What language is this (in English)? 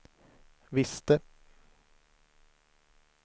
Swedish